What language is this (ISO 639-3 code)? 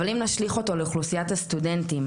heb